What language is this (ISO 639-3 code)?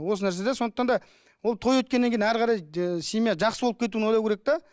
kaz